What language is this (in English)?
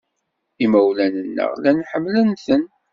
Kabyle